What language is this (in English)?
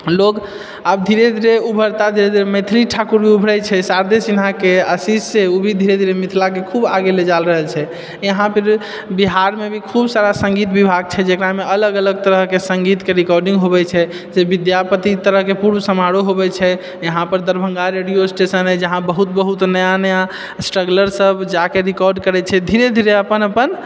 Maithili